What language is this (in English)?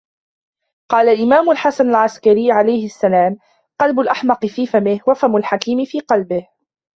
Arabic